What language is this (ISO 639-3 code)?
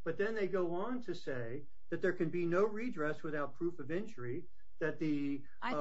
eng